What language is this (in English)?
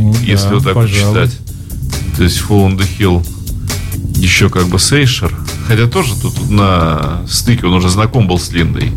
Russian